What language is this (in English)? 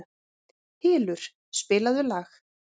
Icelandic